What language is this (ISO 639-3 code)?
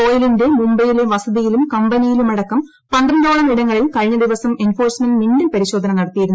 mal